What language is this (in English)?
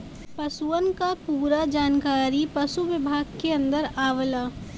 Bhojpuri